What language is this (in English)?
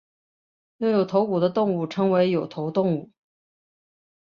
Chinese